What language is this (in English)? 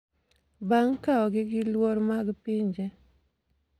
Luo (Kenya and Tanzania)